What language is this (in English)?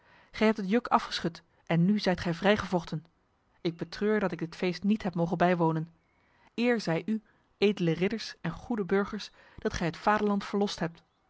Dutch